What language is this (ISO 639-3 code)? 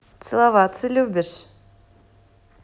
rus